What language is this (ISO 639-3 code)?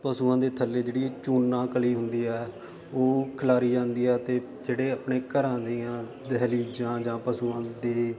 pan